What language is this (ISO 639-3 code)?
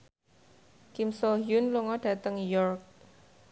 jav